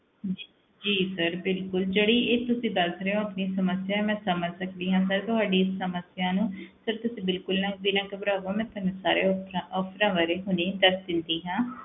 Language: Punjabi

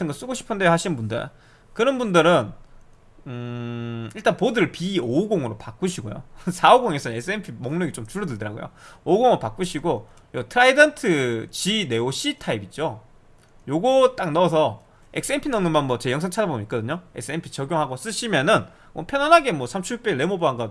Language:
Korean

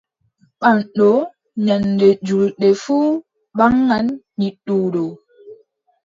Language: Adamawa Fulfulde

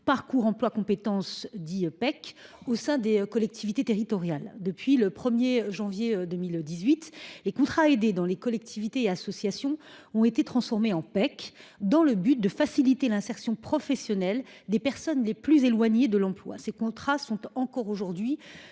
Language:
French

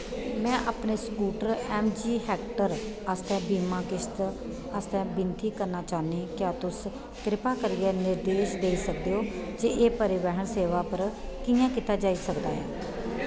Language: Dogri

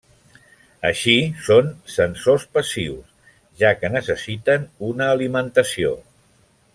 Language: Catalan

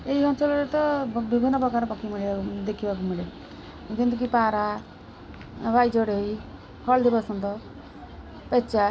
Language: Odia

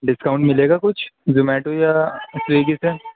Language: Urdu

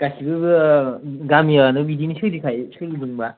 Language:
Bodo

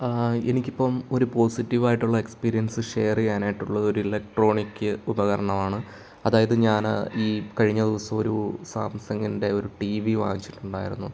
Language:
Malayalam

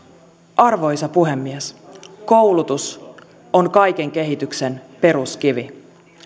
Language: Finnish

